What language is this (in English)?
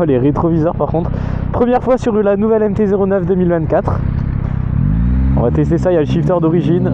French